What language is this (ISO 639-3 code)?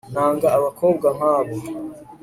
kin